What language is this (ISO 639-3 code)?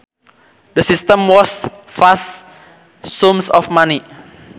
sun